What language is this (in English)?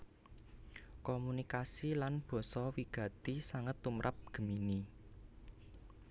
Javanese